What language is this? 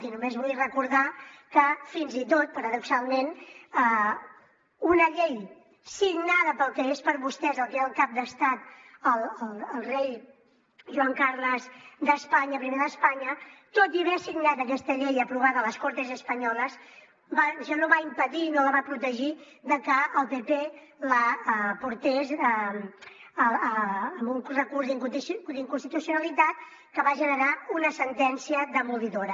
Catalan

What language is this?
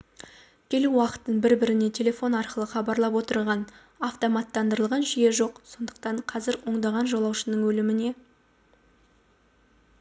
Kazakh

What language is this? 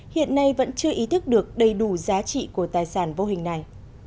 Vietnamese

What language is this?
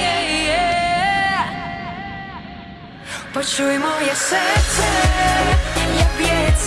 Ukrainian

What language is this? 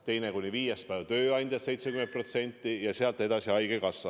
Estonian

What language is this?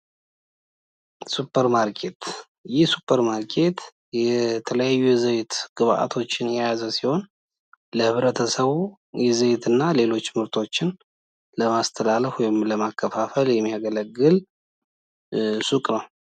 Amharic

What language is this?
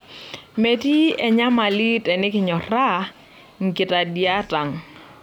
Masai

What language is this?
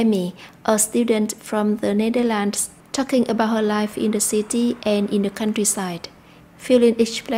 Vietnamese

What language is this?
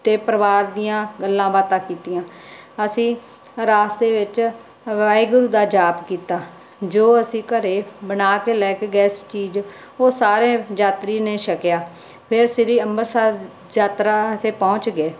Punjabi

